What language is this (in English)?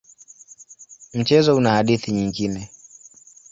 Swahili